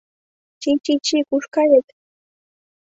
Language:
Mari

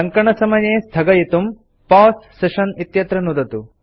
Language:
Sanskrit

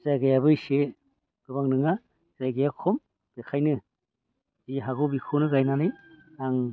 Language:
Bodo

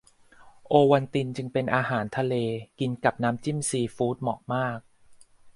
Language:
Thai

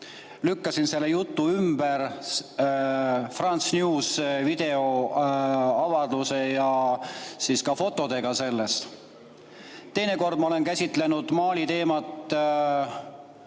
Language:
Estonian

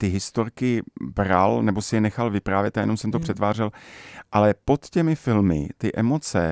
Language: Czech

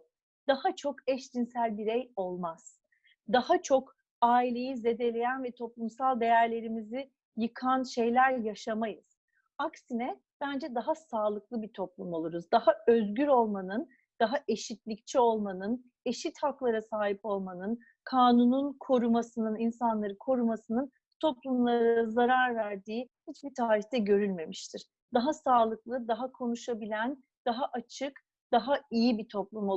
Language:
Turkish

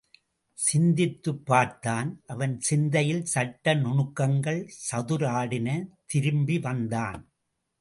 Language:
Tamil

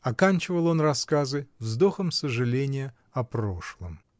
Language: Russian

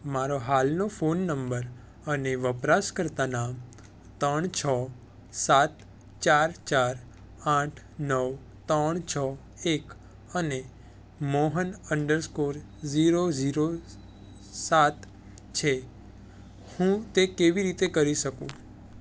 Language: Gujarati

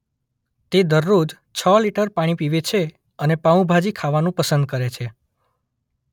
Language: Gujarati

